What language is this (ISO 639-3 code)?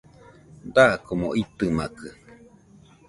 hux